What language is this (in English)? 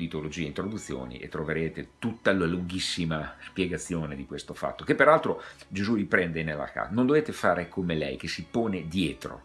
Italian